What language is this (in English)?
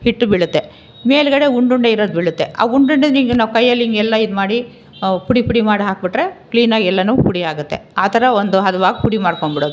Kannada